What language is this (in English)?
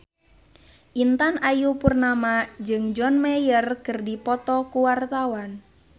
Sundanese